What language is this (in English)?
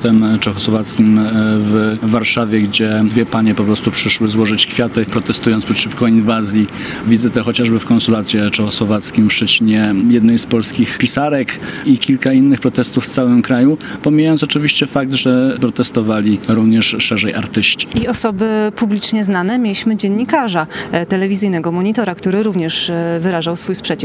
Polish